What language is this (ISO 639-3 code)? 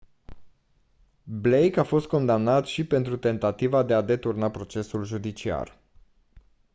ron